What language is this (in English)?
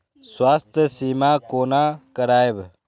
Maithili